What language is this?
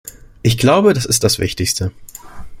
German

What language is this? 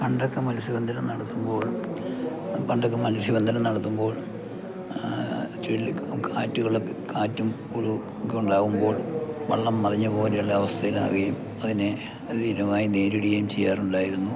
Malayalam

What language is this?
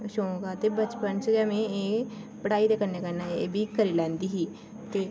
Dogri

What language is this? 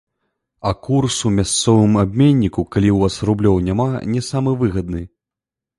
Belarusian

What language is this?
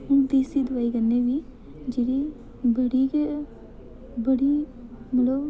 Dogri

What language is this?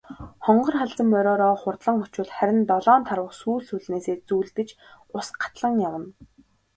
Mongolian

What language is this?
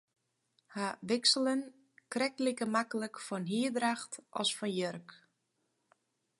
Western Frisian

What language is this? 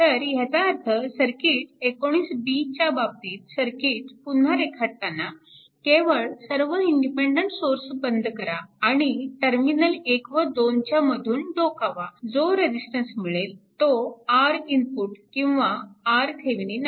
Marathi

